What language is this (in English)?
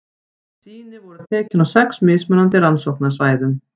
Icelandic